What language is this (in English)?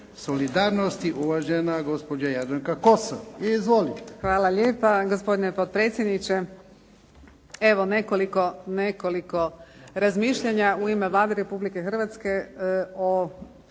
Croatian